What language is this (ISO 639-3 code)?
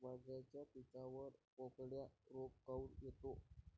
mar